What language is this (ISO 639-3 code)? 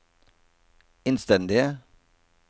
nor